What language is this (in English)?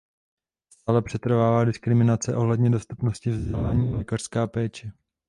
Czech